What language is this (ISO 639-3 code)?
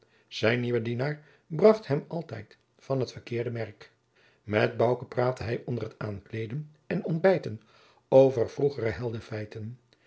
nld